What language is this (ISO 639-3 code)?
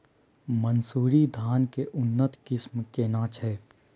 mai